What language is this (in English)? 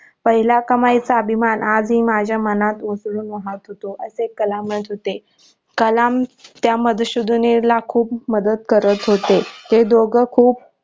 Marathi